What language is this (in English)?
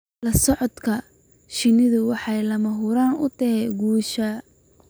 Somali